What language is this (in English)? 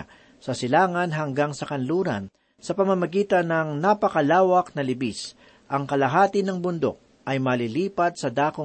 Filipino